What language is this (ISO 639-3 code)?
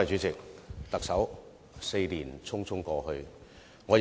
yue